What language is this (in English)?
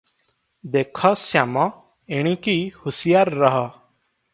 Odia